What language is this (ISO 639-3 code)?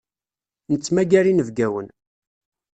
kab